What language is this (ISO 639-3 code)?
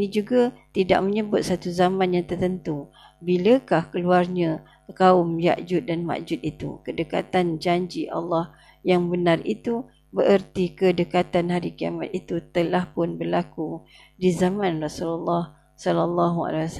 msa